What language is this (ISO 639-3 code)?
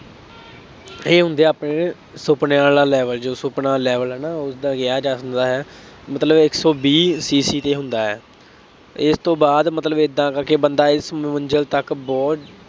pan